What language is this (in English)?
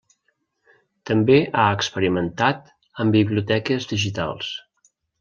Catalan